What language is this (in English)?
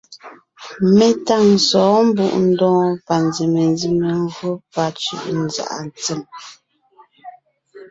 Ngiemboon